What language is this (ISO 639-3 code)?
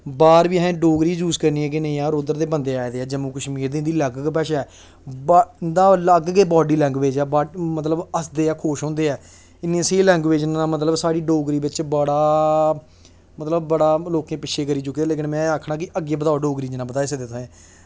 doi